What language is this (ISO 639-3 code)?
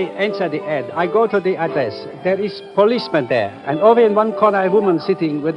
eng